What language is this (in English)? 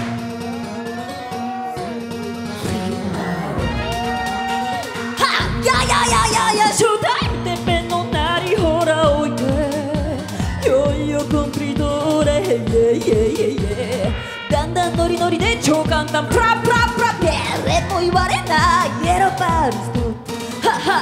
Japanese